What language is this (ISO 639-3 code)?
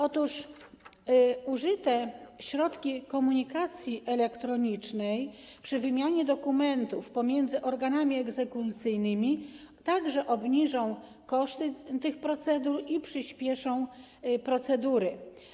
pol